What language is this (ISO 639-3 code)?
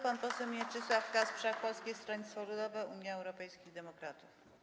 pol